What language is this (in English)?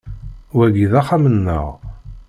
Kabyle